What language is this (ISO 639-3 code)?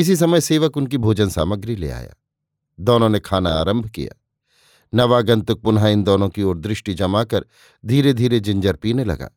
hin